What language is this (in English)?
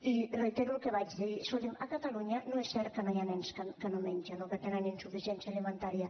Catalan